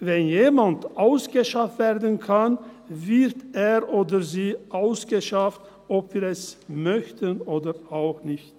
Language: Swiss German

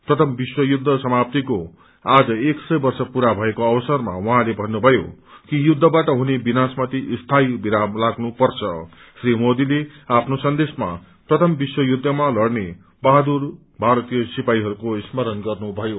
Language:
Nepali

